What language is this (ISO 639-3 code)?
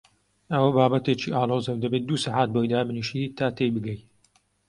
ckb